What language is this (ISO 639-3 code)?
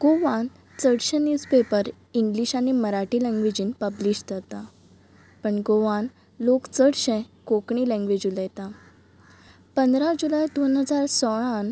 kok